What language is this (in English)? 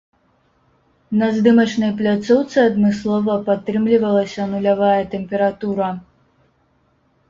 Belarusian